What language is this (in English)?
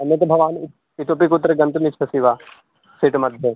Sanskrit